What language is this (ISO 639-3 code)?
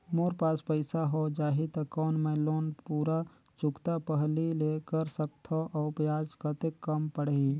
hne